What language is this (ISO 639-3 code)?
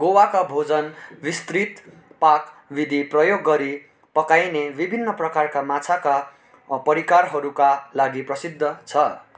nep